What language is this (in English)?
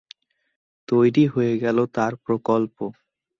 Bangla